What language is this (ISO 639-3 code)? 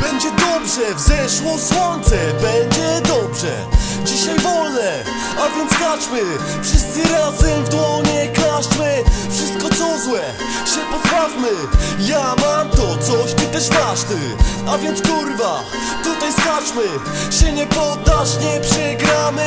pol